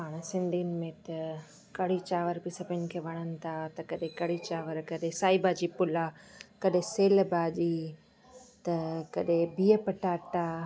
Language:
Sindhi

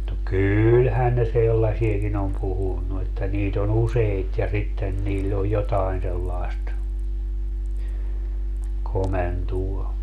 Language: Finnish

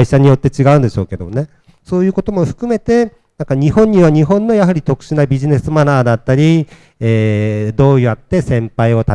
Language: Japanese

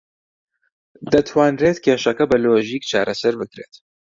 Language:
Central Kurdish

